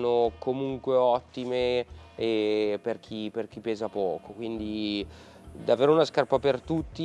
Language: Italian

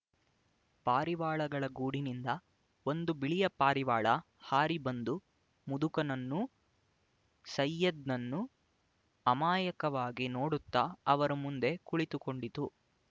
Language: Kannada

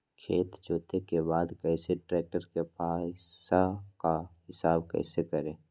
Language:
Magahi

